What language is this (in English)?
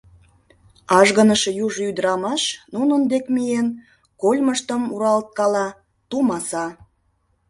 Mari